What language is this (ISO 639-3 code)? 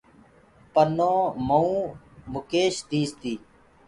ggg